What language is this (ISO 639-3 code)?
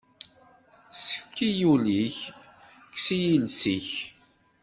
kab